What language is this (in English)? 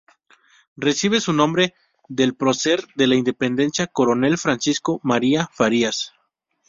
Spanish